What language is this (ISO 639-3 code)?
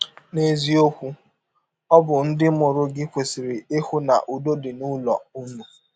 ibo